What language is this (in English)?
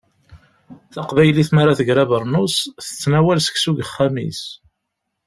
Kabyle